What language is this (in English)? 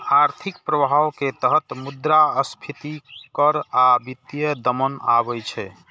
Maithili